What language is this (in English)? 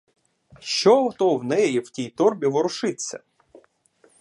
Ukrainian